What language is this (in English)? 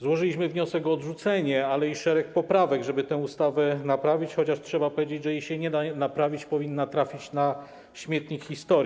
Polish